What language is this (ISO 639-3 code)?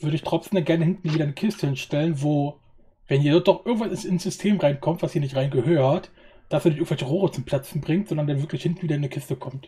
deu